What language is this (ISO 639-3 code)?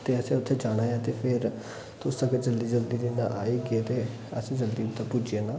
doi